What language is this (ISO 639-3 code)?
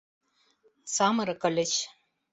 chm